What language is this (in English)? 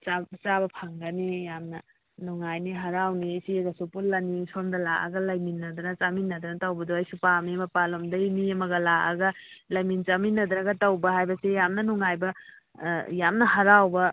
Manipuri